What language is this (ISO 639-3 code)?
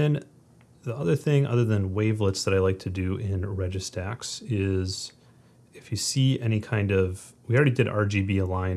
eng